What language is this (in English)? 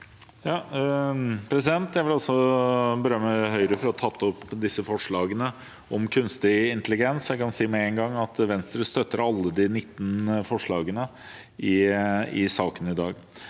Norwegian